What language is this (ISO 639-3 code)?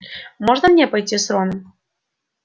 rus